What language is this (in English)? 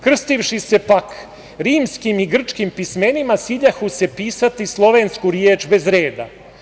Serbian